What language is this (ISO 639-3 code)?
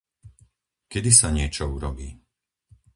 slk